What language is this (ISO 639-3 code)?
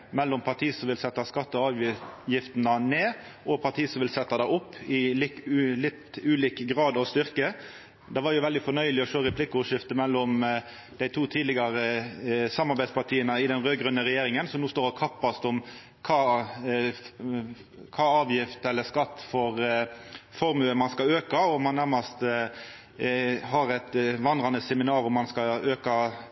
nno